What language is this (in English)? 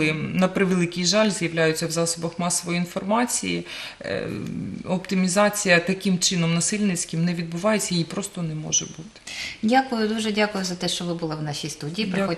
Ukrainian